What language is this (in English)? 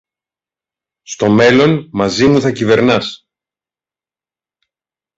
Greek